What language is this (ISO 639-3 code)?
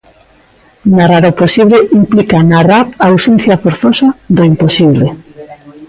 glg